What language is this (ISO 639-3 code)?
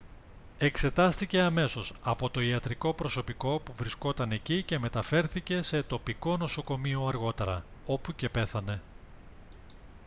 ell